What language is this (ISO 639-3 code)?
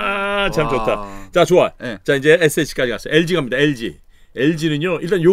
kor